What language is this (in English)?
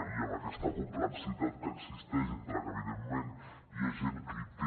Catalan